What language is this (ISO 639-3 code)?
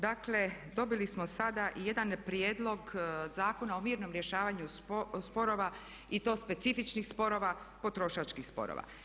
hrv